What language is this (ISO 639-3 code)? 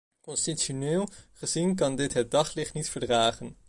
nld